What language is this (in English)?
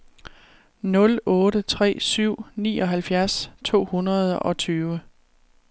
Danish